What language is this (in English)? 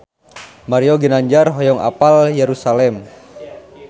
Sundanese